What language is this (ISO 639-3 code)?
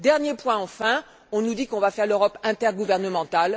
fra